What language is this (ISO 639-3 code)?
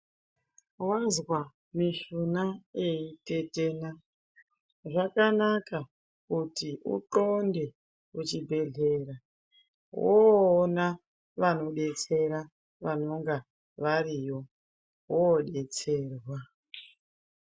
ndc